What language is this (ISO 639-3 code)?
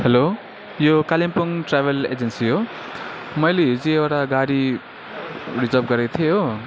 nep